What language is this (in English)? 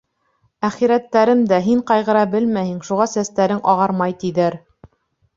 Bashkir